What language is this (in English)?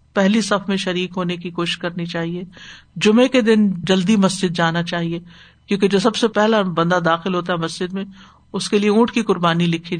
Urdu